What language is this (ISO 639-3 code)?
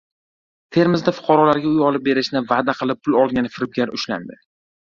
uzb